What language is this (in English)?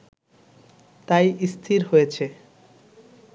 Bangla